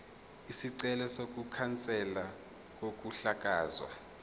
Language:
Zulu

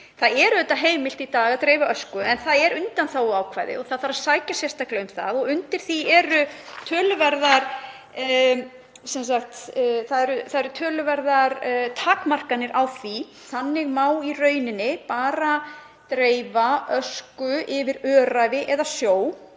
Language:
Icelandic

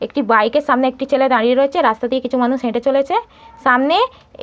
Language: Bangla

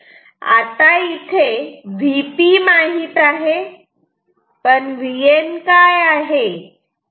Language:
Marathi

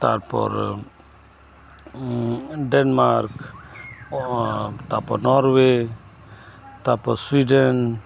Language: Santali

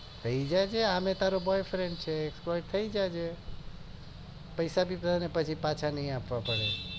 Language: Gujarati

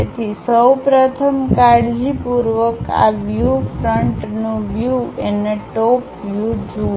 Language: Gujarati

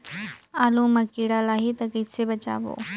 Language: Chhattisgarhi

